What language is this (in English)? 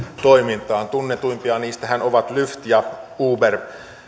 Finnish